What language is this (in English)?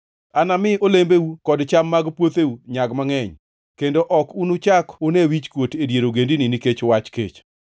Luo (Kenya and Tanzania)